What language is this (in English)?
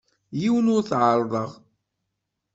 Kabyle